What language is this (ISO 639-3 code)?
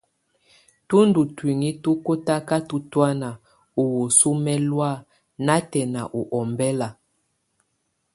tvu